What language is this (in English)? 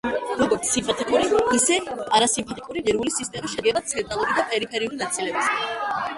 Georgian